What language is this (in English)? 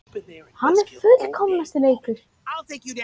Icelandic